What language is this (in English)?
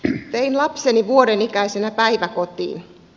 Finnish